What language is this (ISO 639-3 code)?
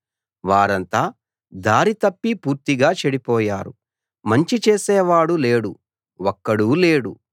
tel